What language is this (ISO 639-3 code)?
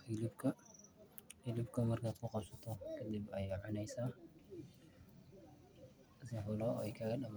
som